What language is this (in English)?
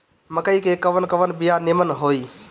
Bhojpuri